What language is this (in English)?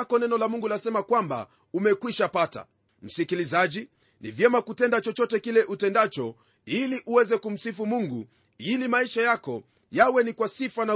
Swahili